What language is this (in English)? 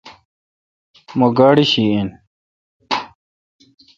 Kalkoti